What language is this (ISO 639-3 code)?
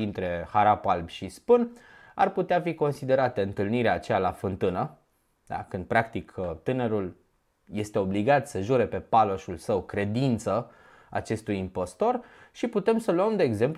ron